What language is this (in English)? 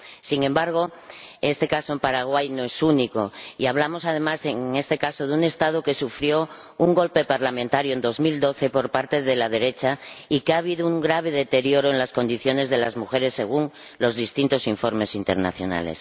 Spanish